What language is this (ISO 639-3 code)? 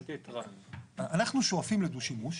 heb